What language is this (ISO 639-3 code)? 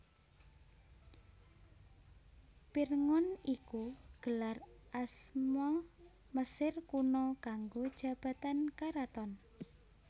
jav